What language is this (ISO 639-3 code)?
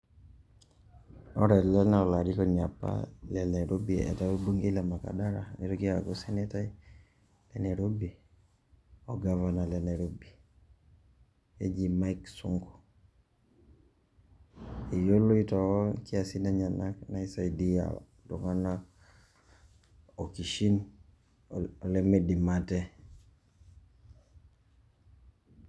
mas